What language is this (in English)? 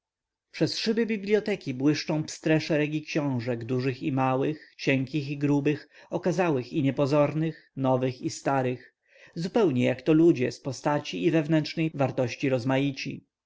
Polish